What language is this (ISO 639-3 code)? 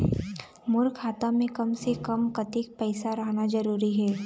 hne